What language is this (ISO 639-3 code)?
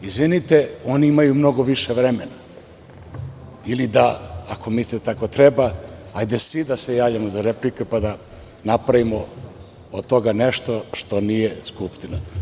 srp